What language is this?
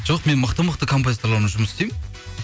Kazakh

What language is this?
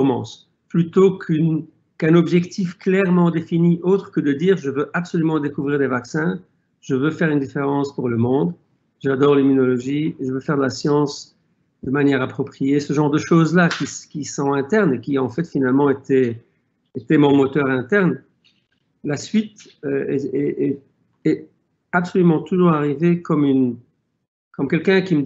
French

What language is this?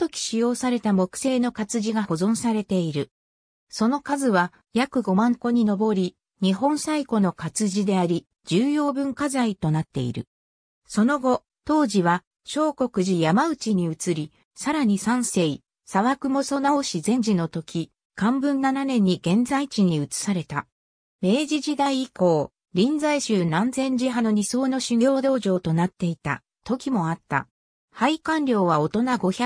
Japanese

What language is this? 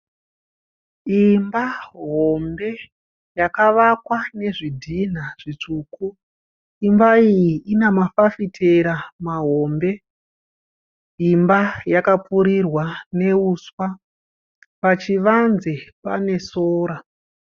Shona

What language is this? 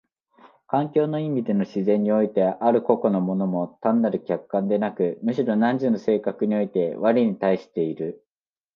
Japanese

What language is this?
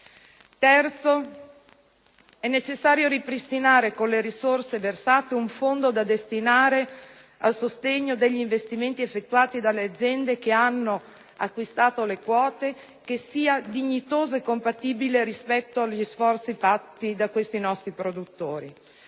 Italian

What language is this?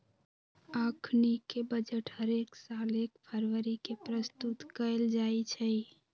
Magahi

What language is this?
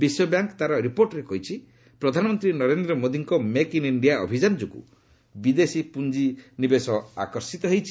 Odia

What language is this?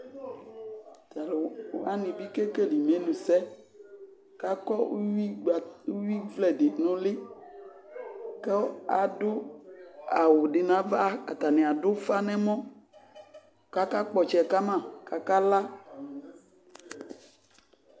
Ikposo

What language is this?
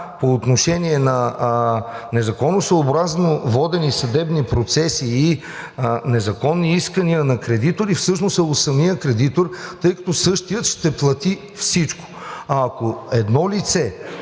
Bulgarian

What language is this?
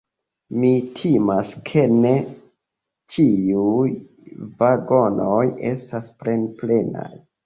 Esperanto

